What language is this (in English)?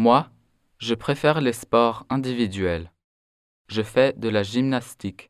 French